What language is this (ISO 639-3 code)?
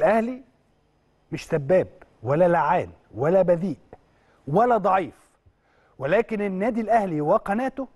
ara